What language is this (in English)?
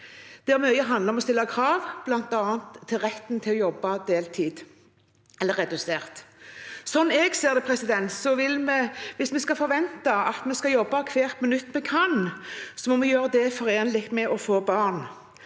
Norwegian